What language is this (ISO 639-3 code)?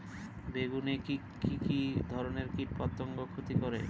ben